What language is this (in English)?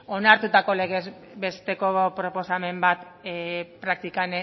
Basque